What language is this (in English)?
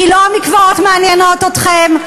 Hebrew